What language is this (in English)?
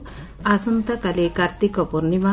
Odia